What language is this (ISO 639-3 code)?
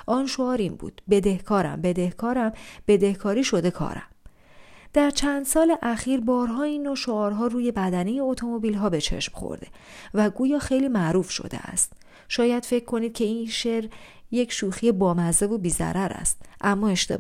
fas